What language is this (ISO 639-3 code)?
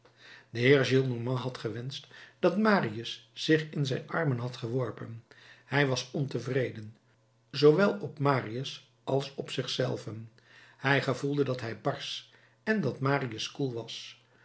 nld